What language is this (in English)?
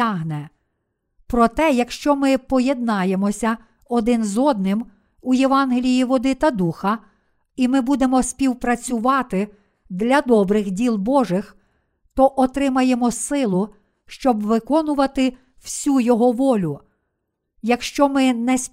Ukrainian